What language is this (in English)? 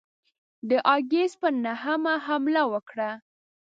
Pashto